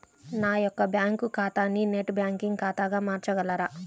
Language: Telugu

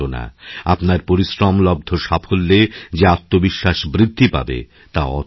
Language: Bangla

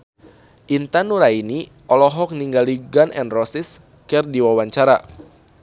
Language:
Sundanese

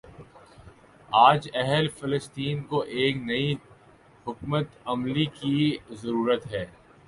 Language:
Urdu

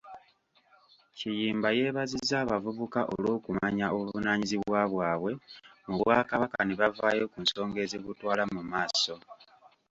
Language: Ganda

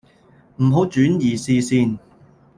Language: Cantonese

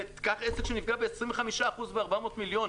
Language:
Hebrew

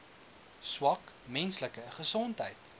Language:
Afrikaans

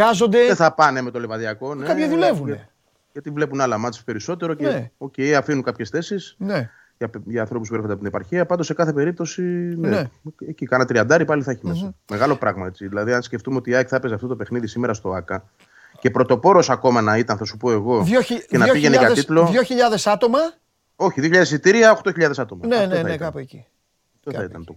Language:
Greek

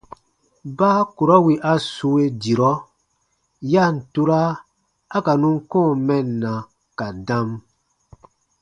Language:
Baatonum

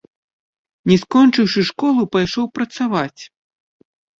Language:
Belarusian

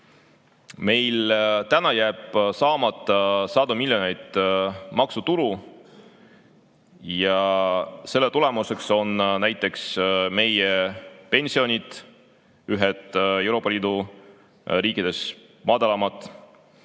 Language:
Estonian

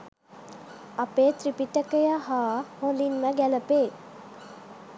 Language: Sinhala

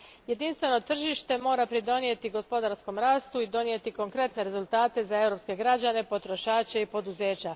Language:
Croatian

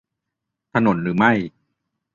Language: Thai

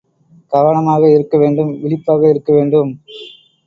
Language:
Tamil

